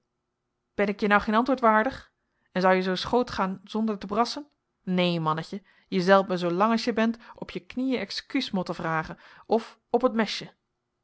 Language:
Dutch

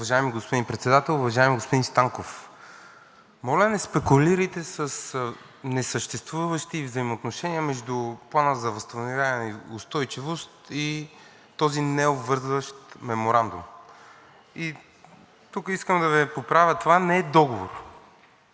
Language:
Bulgarian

